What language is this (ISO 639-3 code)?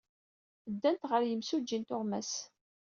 kab